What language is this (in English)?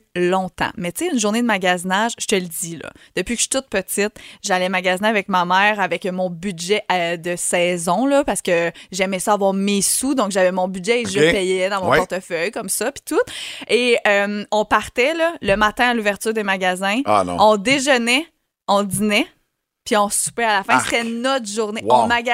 French